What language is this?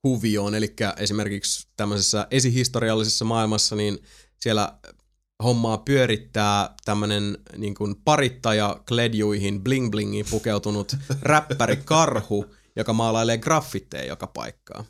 Finnish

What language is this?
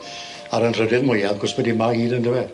Welsh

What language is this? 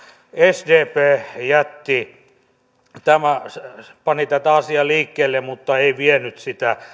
Finnish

